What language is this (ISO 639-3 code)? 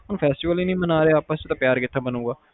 pan